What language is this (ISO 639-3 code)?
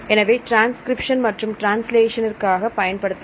tam